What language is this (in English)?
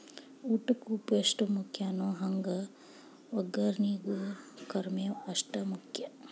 Kannada